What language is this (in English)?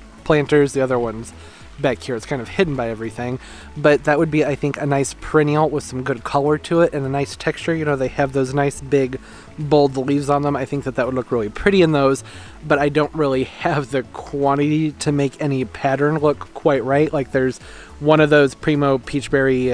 English